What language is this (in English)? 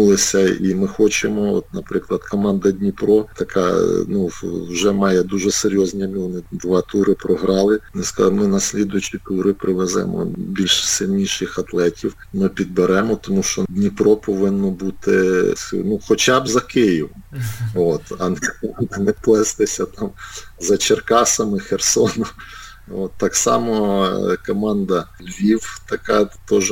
Ukrainian